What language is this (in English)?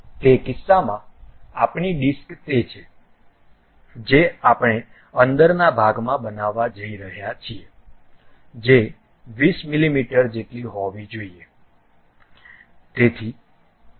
Gujarati